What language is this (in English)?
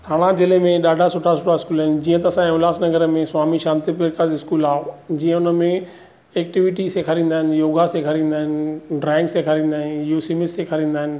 Sindhi